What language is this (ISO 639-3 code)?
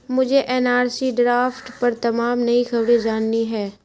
urd